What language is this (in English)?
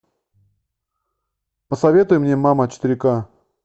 Russian